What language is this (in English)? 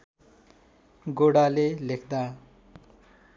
Nepali